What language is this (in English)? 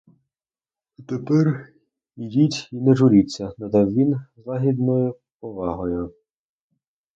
Ukrainian